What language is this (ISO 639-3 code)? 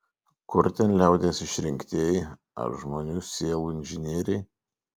lit